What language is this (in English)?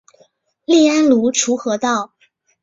Chinese